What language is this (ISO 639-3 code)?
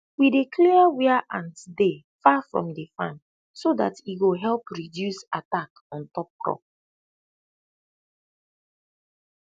pcm